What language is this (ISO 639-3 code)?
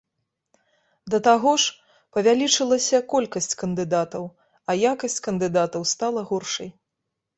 bel